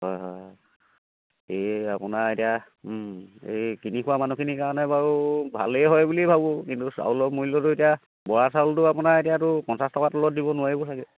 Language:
Assamese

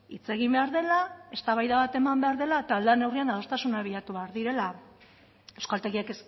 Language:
Basque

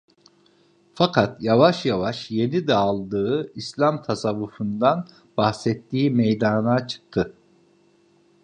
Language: Turkish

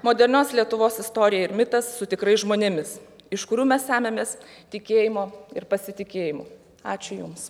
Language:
Lithuanian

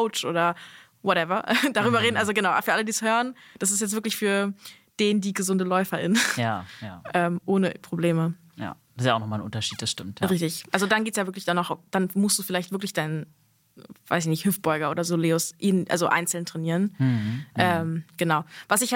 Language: German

